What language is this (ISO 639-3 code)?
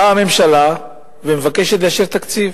heb